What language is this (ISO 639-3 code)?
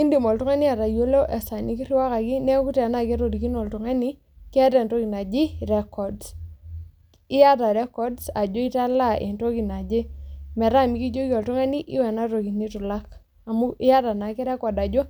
mas